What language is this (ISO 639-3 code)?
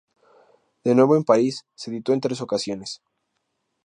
spa